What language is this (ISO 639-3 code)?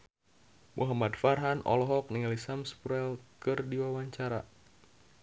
sun